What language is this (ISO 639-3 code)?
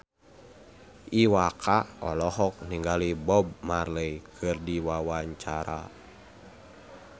sun